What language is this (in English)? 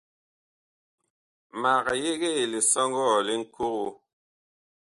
Bakoko